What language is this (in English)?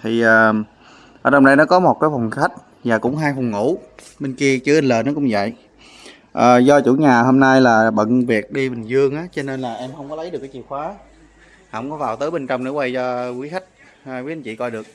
Vietnamese